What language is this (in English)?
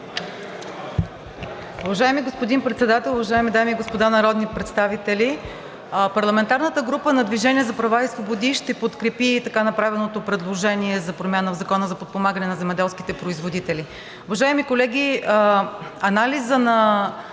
Bulgarian